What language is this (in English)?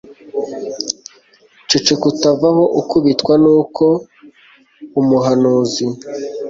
Kinyarwanda